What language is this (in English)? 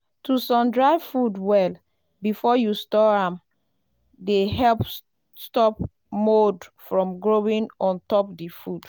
Nigerian Pidgin